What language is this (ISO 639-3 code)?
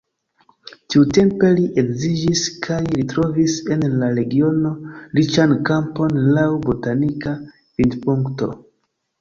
epo